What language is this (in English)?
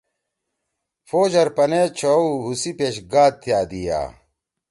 Torwali